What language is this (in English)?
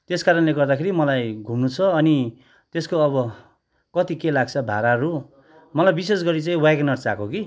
Nepali